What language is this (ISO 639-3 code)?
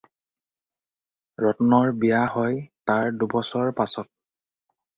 asm